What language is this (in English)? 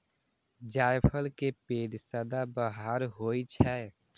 Maithili